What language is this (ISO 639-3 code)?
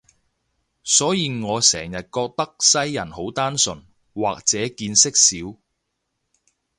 yue